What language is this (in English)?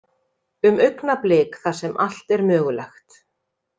Icelandic